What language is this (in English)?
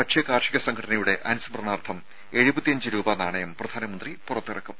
Malayalam